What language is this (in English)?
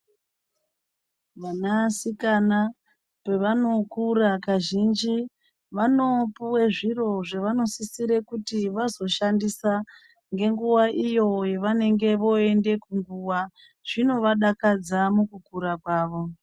Ndau